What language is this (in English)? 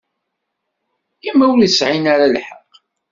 Kabyle